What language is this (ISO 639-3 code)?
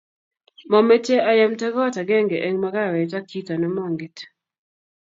kln